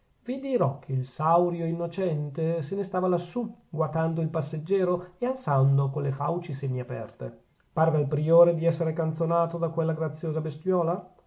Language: Italian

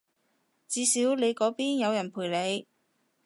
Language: Cantonese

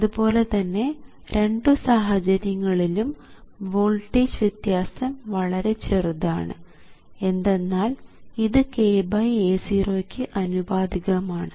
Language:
Malayalam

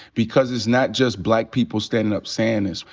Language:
English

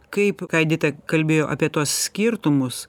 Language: Lithuanian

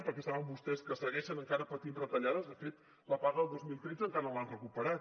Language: Catalan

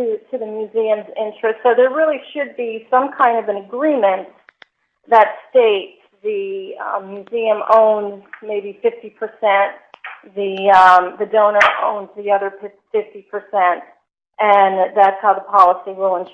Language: English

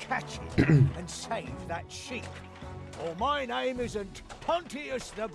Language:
Italian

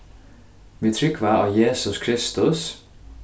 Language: Faroese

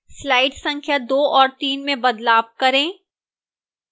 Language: Hindi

